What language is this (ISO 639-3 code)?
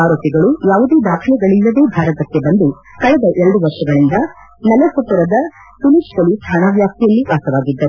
kan